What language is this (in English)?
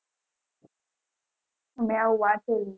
Gujarati